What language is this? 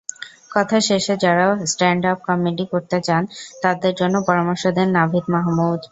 Bangla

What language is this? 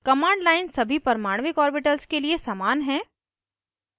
Hindi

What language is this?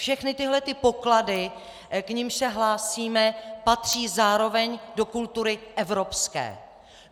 Czech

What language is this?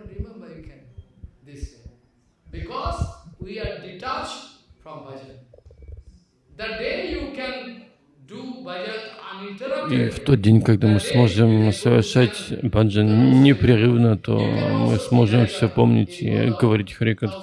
Russian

